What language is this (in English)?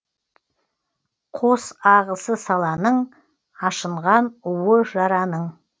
Kazakh